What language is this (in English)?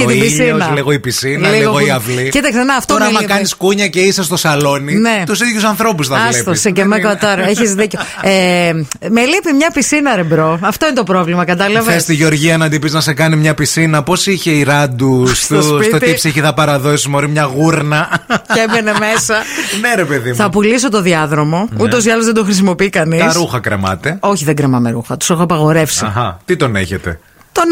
Greek